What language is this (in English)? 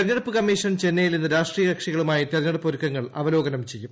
Malayalam